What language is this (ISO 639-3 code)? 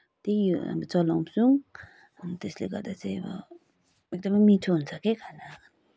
nep